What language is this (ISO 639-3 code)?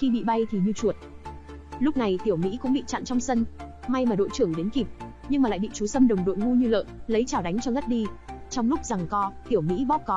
vie